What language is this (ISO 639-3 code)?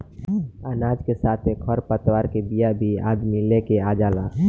bho